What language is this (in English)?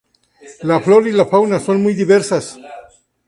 Spanish